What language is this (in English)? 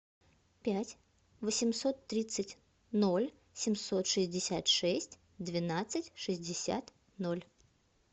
Russian